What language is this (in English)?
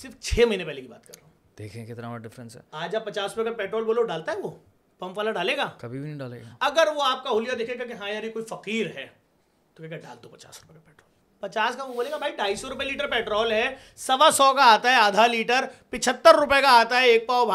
Urdu